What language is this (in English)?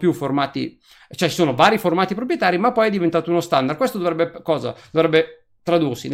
Italian